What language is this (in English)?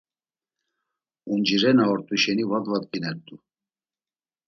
Laz